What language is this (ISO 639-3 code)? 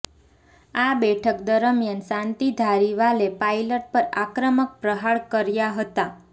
guj